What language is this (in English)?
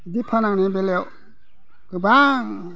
Bodo